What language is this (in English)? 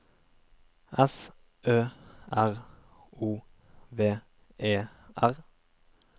Norwegian